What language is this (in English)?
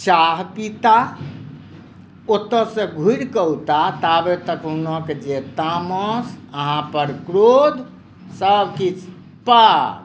Maithili